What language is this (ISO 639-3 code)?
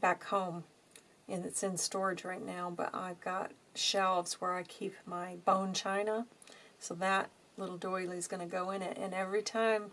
eng